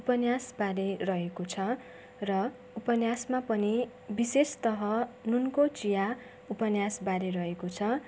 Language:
Nepali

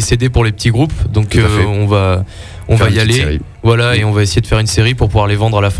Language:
French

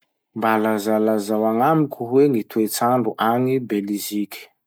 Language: Masikoro Malagasy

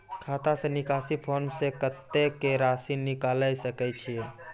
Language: Maithili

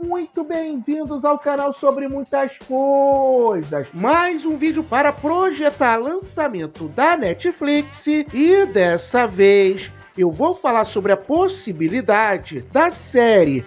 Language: Portuguese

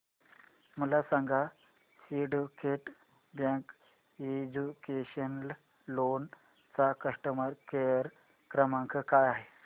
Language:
Marathi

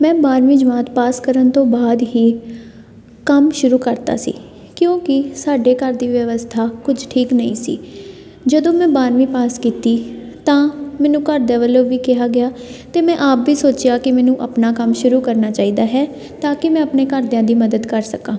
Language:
Punjabi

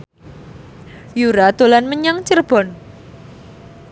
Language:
Javanese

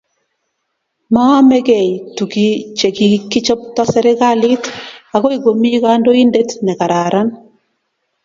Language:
Kalenjin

